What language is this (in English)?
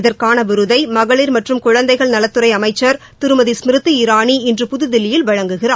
Tamil